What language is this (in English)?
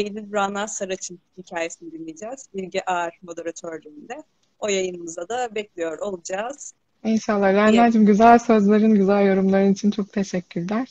Turkish